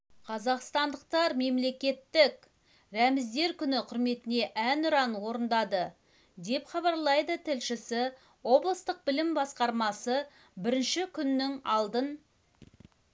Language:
Kazakh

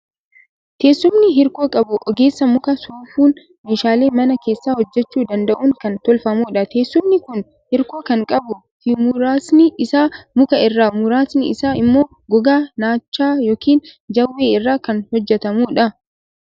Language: Oromo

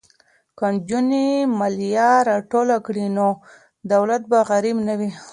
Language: Pashto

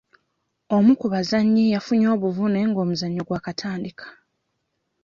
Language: Ganda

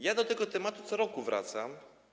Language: Polish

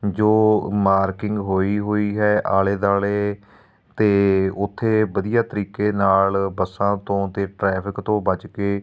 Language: Punjabi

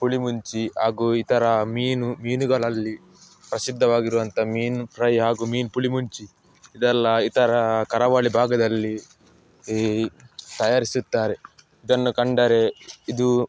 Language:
Kannada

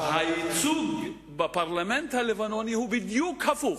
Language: Hebrew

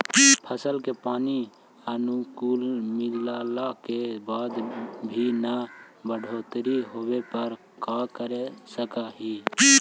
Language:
Magahi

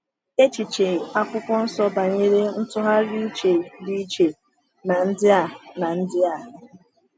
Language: Igbo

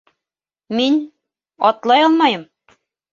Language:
Bashkir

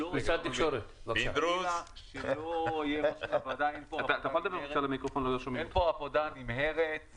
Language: Hebrew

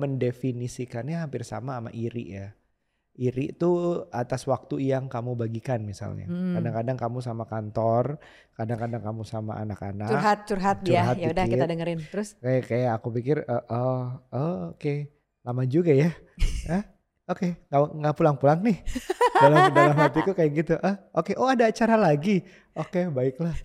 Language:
Indonesian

